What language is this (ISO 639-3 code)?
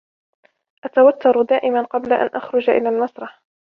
ara